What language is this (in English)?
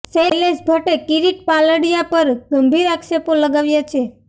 Gujarati